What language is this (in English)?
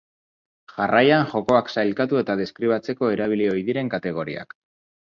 Basque